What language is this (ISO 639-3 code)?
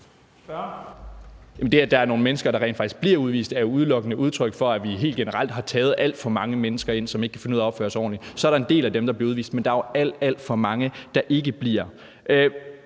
dan